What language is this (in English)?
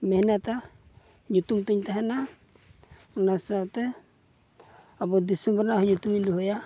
Santali